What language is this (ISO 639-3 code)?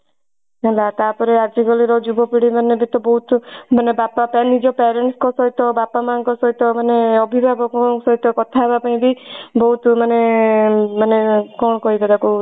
ori